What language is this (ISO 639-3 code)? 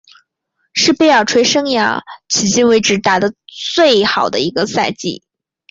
zho